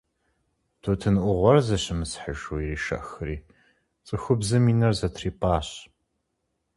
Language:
Kabardian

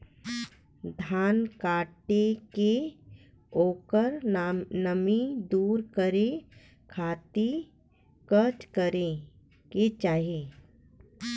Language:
Bhojpuri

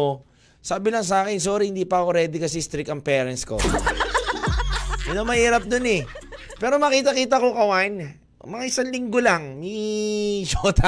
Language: Filipino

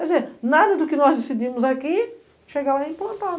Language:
Portuguese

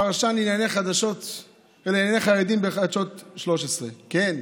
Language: Hebrew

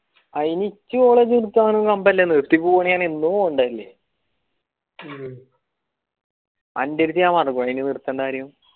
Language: Malayalam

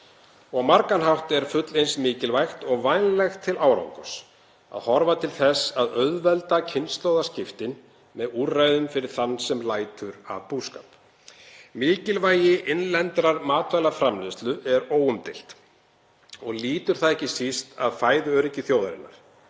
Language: Icelandic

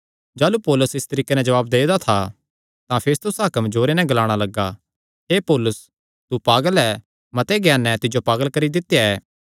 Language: Kangri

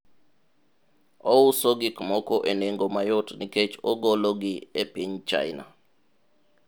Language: Luo (Kenya and Tanzania)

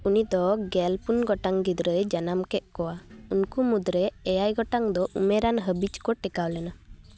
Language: Santali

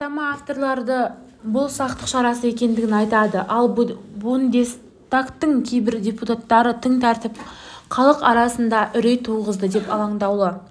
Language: Kazakh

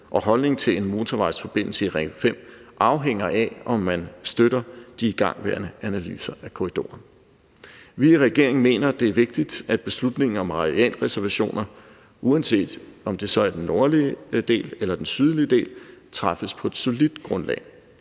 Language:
Danish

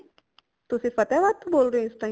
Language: Punjabi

